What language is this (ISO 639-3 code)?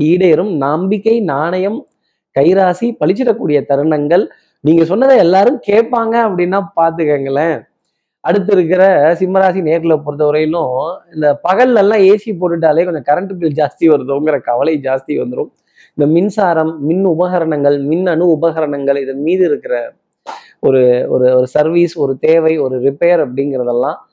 tam